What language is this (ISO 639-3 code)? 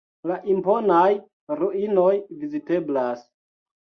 epo